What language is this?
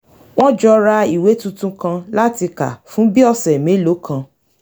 Yoruba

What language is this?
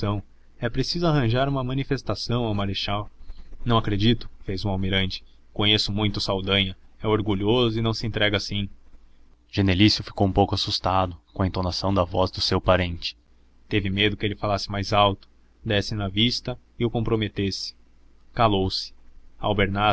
Portuguese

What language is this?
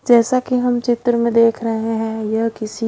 Hindi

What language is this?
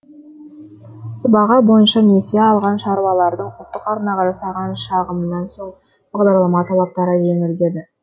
Kazakh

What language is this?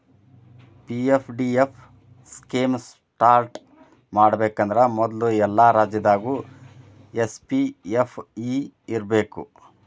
Kannada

